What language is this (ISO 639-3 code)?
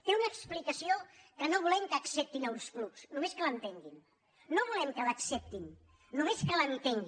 cat